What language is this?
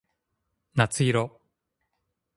Japanese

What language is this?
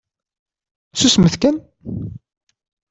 Kabyle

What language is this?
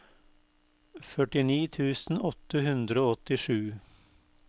Norwegian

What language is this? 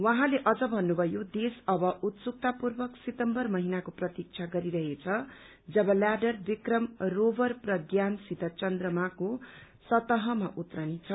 Nepali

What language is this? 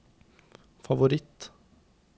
Norwegian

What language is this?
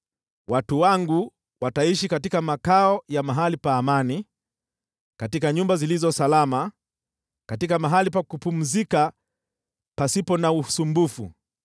Swahili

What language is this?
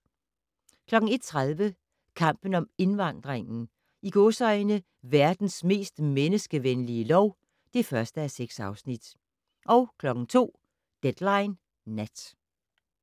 Danish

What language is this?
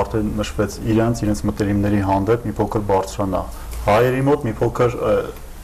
Turkish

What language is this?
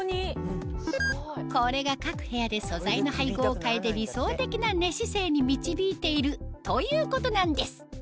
Japanese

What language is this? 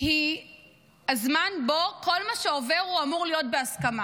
Hebrew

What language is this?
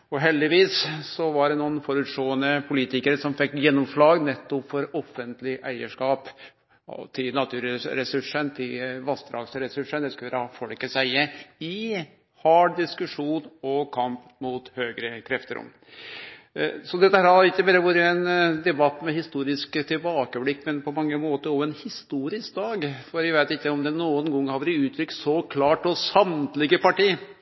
Norwegian Nynorsk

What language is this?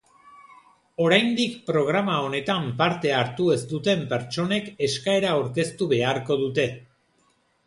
Basque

